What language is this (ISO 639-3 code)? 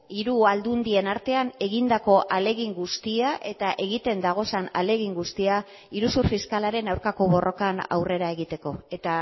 eus